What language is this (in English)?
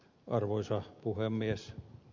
Finnish